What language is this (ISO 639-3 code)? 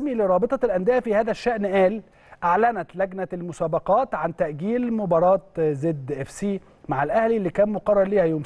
ara